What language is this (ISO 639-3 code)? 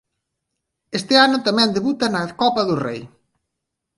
glg